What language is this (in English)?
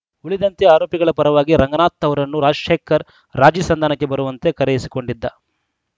Kannada